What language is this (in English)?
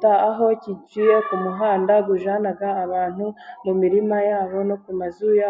Kinyarwanda